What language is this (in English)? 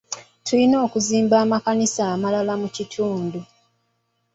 Ganda